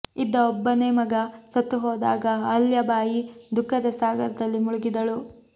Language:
Kannada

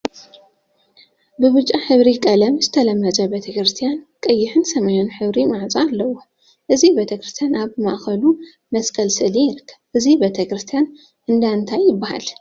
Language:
Tigrinya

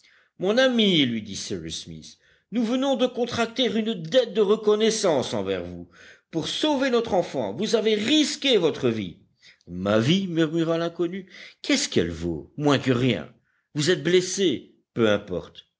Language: French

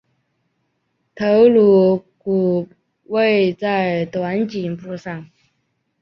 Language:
Chinese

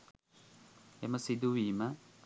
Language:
Sinhala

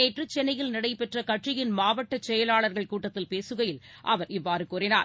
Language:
Tamil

